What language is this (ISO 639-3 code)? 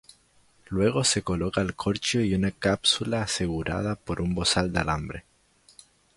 spa